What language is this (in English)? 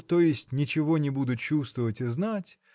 Russian